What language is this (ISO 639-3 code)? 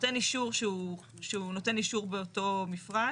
heb